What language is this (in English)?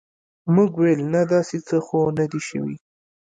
Pashto